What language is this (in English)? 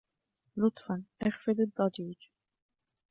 Arabic